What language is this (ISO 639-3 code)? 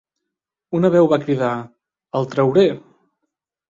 cat